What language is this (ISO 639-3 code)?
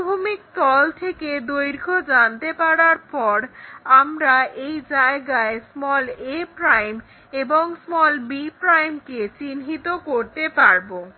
ben